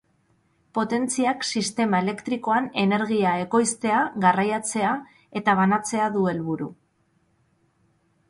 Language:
Basque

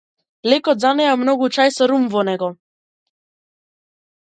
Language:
Macedonian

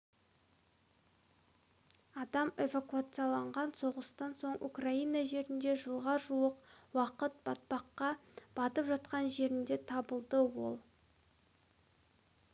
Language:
Kazakh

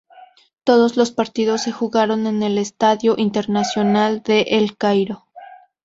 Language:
Spanish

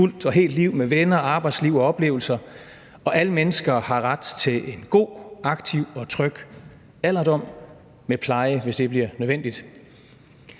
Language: Danish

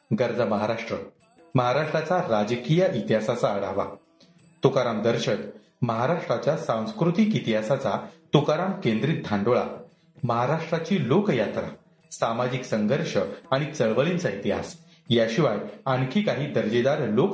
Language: Marathi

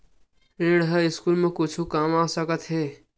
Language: Chhattisgarhi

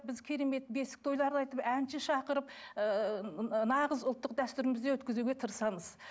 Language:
Kazakh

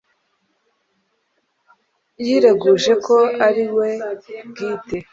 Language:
Kinyarwanda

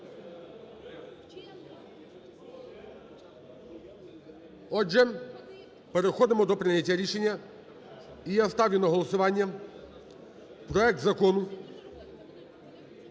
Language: Ukrainian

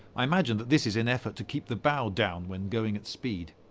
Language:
English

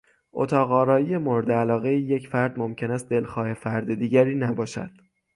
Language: Persian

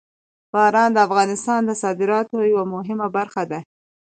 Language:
Pashto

